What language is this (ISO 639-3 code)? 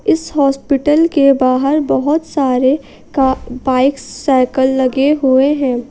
hin